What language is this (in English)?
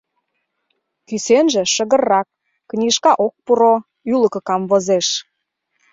Mari